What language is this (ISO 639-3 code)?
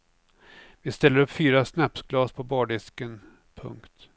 swe